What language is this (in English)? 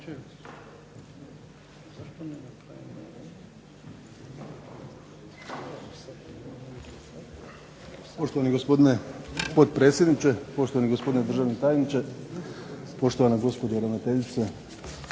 Croatian